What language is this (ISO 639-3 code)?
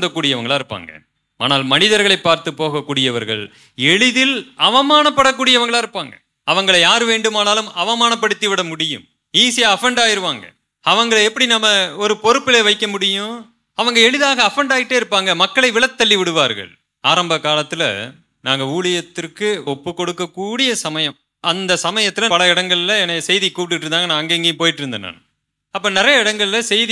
tam